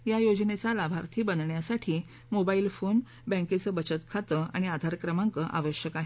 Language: Marathi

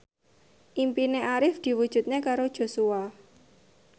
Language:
Javanese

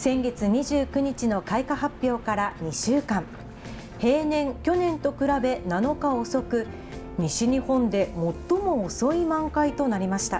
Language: Japanese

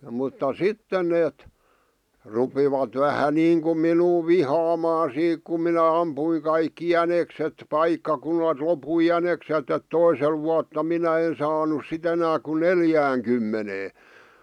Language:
Finnish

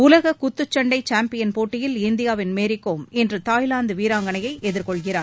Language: Tamil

